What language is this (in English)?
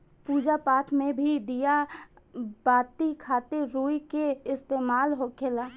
Bhojpuri